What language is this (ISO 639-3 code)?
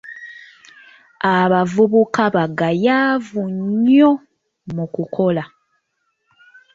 lug